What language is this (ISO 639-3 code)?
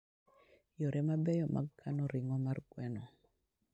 luo